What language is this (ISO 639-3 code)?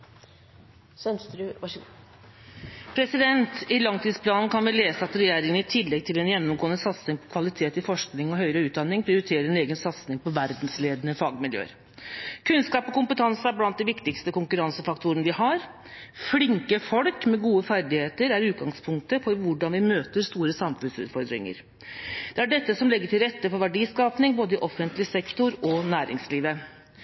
nob